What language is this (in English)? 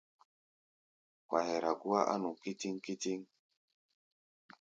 Gbaya